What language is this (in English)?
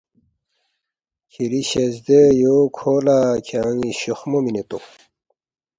Balti